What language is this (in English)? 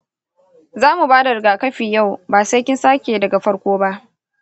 Hausa